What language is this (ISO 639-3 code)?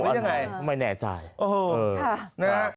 tha